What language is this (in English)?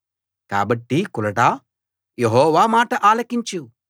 Telugu